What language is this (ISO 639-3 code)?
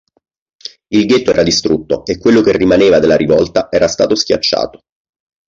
ita